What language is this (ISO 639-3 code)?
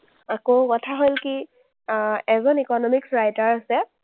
asm